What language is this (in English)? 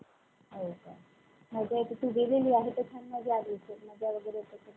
Marathi